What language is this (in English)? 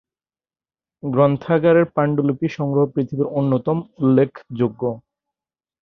Bangla